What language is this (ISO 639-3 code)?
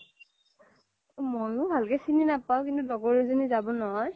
asm